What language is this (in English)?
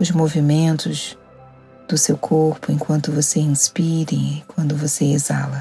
Portuguese